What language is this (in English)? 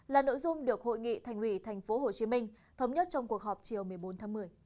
Vietnamese